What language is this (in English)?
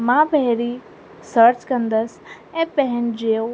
Sindhi